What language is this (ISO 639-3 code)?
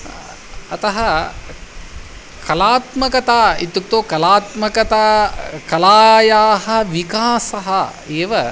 san